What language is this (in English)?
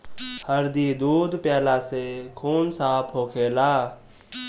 Bhojpuri